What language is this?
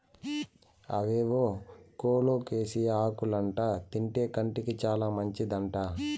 Telugu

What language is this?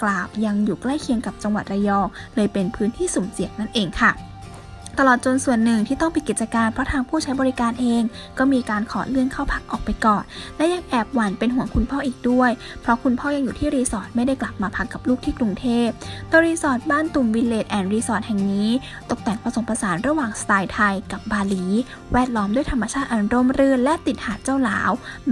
Thai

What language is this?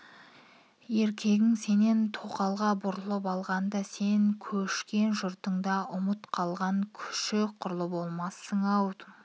Kazakh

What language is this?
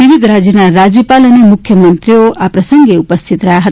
Gujarati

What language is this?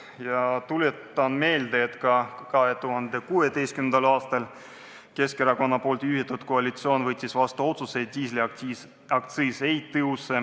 Estonian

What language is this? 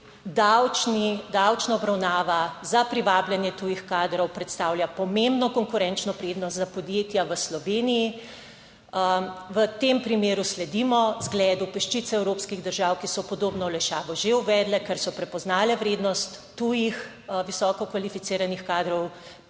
Slovenian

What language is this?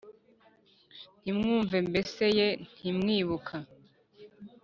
Kinyarwanda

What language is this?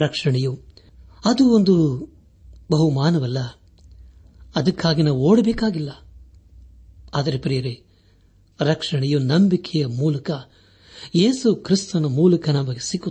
Kannada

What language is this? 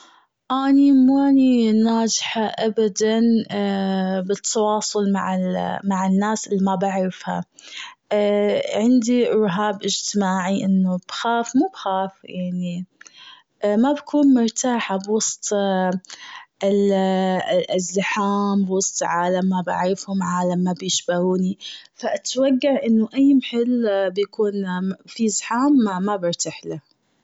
Gulf Arabic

